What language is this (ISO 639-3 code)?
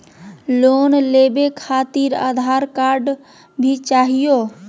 mag